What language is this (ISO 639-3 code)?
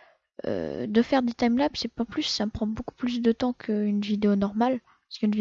fra